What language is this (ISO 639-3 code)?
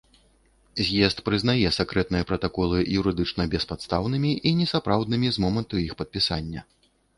bel